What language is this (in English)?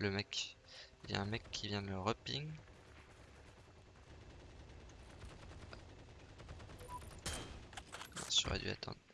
French